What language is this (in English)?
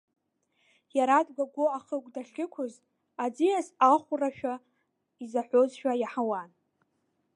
Abkhazian